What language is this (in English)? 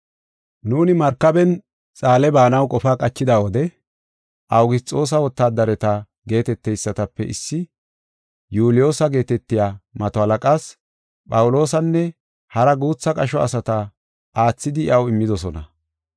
Gofa